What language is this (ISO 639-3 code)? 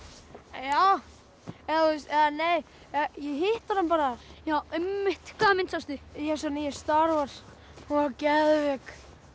isl